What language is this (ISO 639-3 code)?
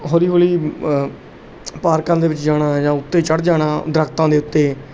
pan